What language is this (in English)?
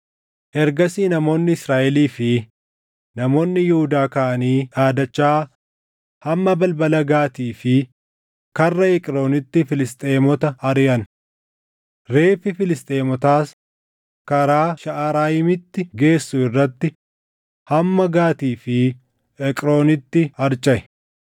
Oromo